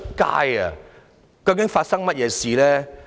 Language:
Cantonese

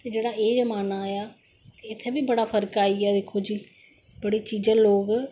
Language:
Dogri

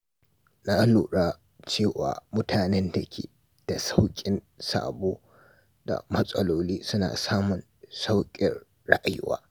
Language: Hausa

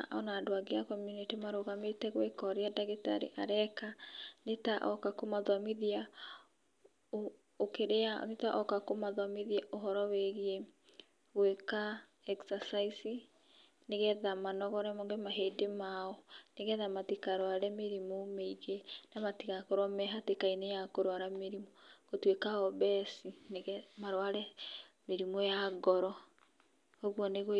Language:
Kikuyu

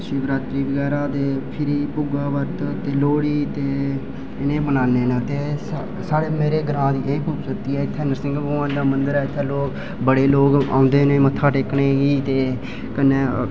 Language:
Dogri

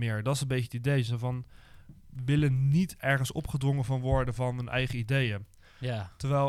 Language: Dutch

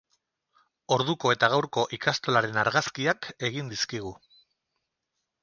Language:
Basque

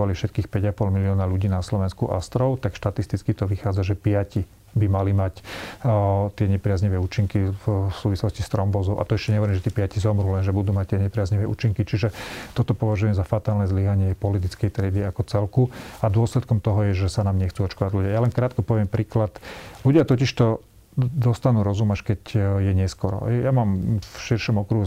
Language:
Slovak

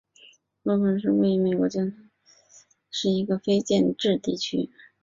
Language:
Chinese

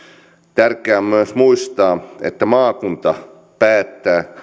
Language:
Finnish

